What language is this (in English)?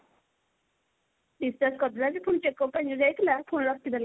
Odia